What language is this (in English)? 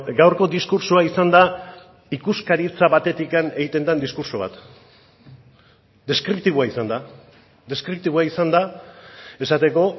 Basque